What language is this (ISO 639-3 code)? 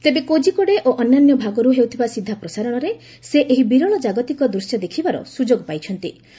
ori